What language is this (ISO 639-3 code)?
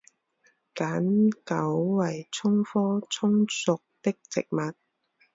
zho